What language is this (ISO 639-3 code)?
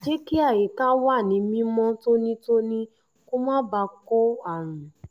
yor